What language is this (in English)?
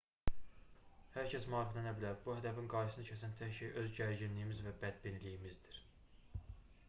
Azerbaijani